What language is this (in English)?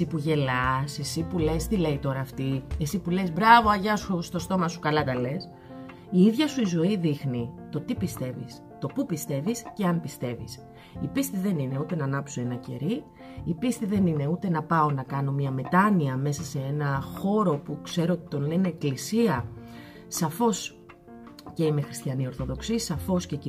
Greek